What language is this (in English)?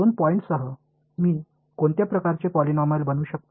Marathi